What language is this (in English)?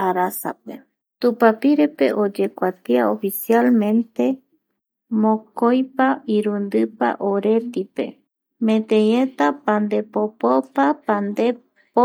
Eastern Bolivian Guaraní